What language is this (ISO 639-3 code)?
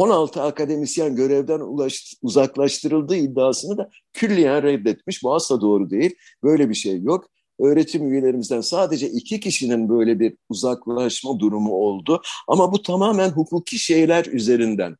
tur